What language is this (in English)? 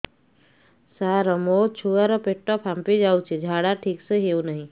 Odia